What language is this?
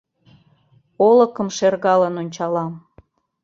Mari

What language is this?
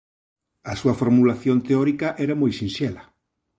Galician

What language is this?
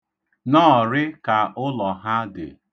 Igbo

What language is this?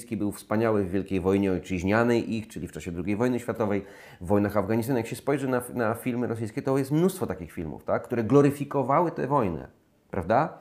Polish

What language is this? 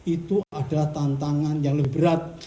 Indonesian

